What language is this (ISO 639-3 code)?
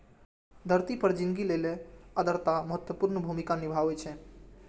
mai